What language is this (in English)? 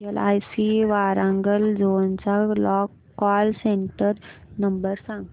Marathi